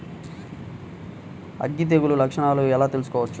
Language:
Telugu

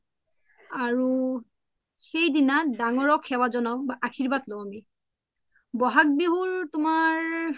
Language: Assamese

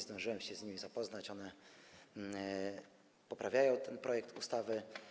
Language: Polish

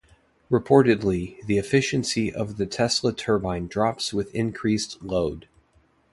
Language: English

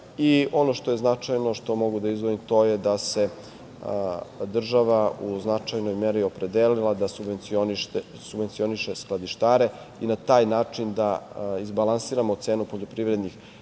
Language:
Serbian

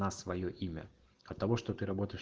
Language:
Russian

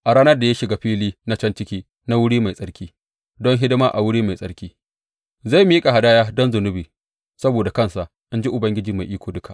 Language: Hausa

